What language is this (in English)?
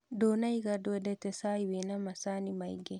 Kikuyu